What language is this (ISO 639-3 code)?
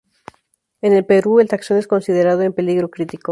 spa